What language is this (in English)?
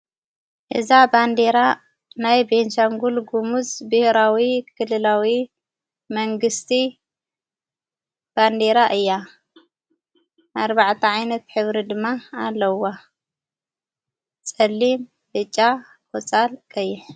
Tigrinya